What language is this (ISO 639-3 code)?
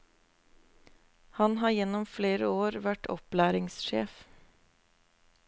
nor